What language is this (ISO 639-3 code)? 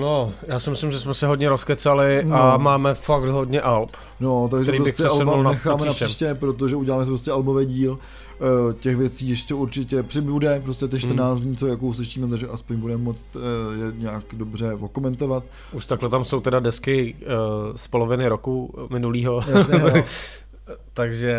ces